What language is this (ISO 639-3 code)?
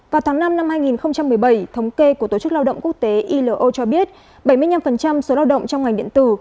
vie